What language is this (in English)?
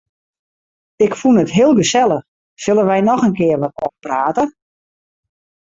Western Frisian